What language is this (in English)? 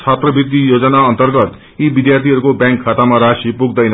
Nepali